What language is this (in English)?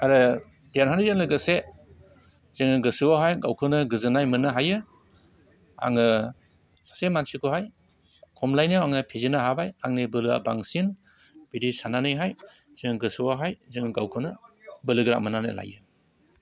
Bodo